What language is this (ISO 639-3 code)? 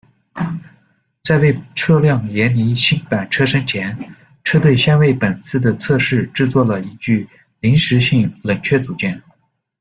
zho